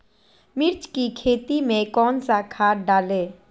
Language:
Magahi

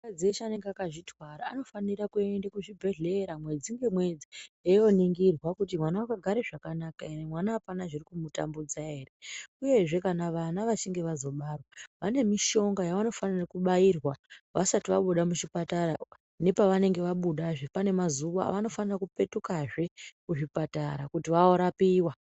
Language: Ndau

